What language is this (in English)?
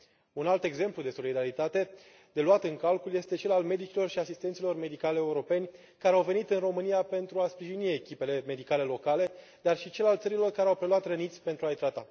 Romanian